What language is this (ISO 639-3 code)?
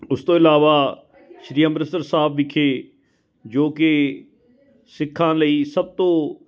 pan